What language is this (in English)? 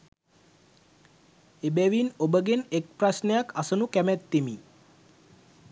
Sinhala